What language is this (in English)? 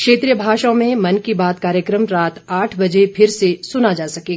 Hindi